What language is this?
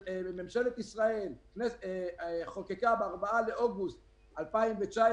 Hebrew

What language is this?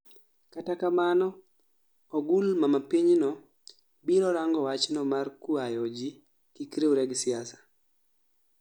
Luo (Kenya and Tanzania)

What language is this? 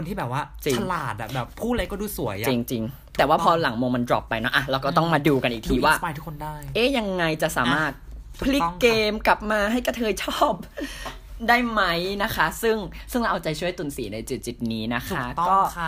Thai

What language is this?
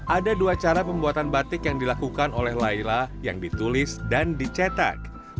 Indonesian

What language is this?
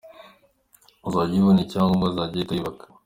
Kinyarwanda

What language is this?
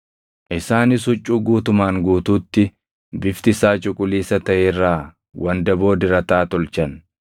Oromo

